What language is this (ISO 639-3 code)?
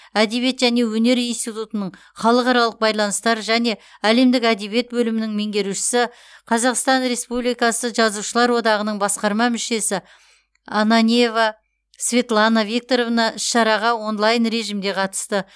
kaz